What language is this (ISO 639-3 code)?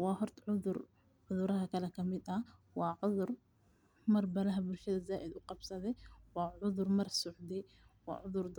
som